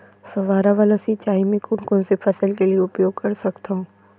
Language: Chhattisgarhi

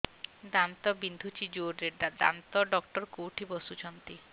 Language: Odia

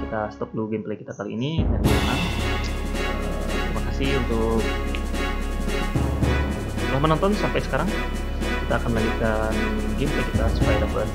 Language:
Indonesian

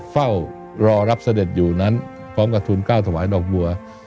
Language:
Thai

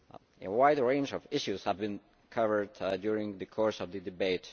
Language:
English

